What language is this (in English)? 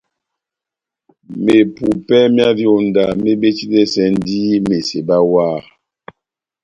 Batanga